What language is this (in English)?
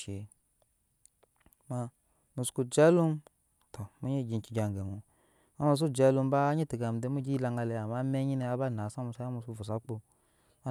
Nyankpa